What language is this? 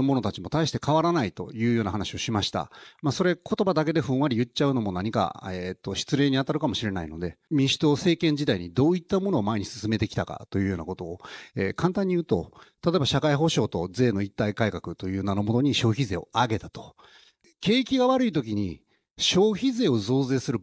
Japanese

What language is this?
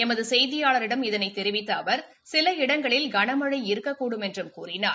Tamil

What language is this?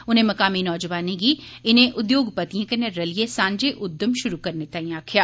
Dogri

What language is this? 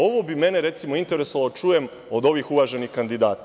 Serbian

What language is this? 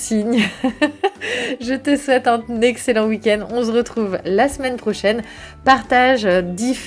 French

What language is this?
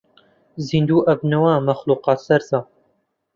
Central Kurdish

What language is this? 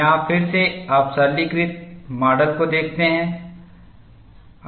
Hindi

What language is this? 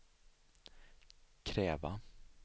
Swedish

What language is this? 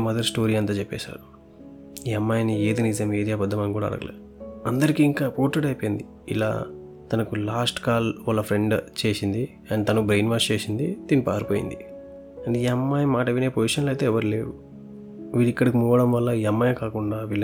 Telugu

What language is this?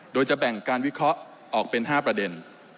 Thai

